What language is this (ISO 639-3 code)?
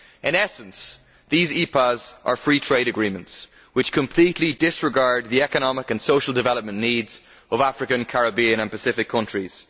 eng